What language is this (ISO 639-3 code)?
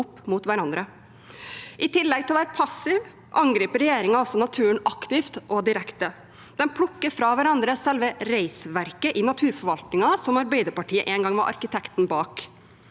nor